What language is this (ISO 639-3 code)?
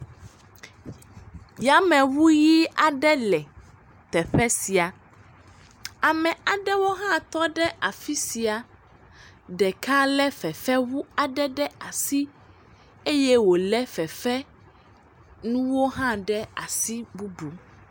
ewe